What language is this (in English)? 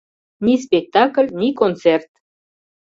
Mari